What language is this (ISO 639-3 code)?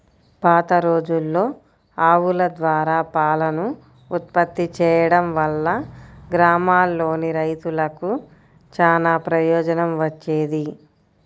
tel